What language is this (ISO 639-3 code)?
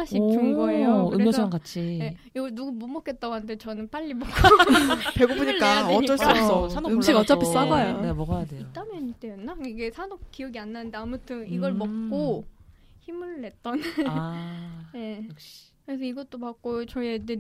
kor